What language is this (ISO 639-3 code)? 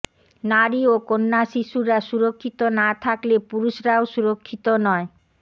ben